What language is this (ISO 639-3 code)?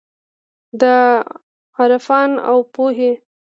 pus